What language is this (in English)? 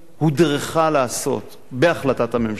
Hebrew